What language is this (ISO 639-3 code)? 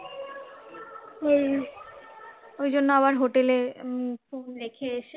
ben